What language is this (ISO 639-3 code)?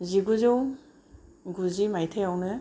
brx